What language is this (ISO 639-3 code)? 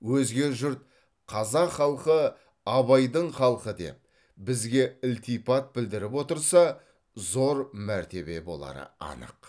kaz